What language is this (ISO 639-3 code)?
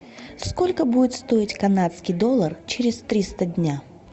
rus